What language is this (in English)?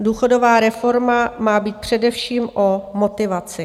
Czech